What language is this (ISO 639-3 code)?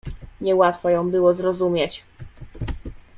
pol